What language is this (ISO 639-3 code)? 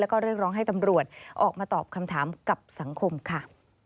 tha